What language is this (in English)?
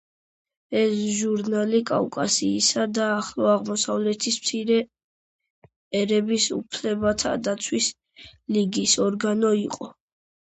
Georgian